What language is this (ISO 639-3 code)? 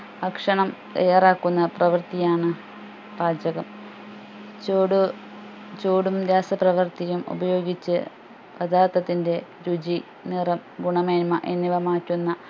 mal